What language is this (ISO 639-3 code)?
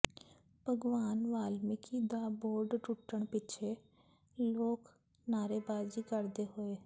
pan